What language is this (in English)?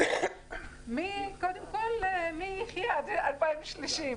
Hebrew